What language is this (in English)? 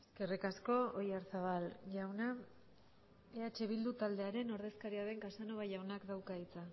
Basque